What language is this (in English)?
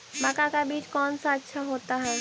Magahi